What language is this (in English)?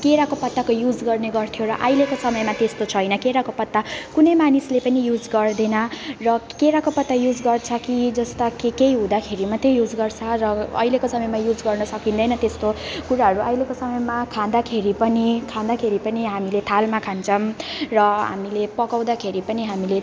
Nepali